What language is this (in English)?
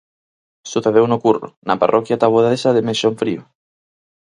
Galician